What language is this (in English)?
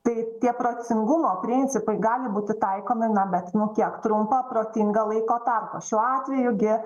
Lithuanian